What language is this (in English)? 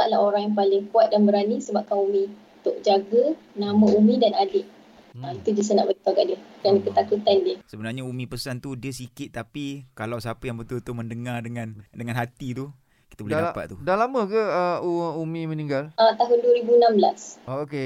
Malay